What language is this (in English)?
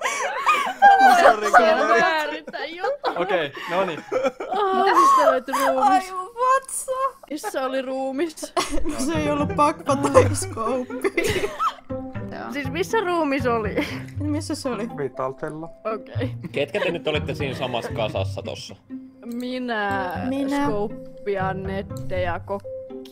Finnish